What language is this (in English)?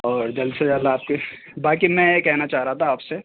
Urdu